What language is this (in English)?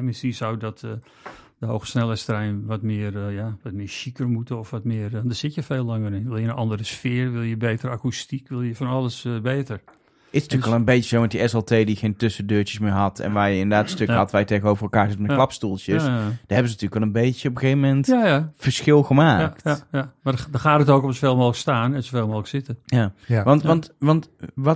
Dutch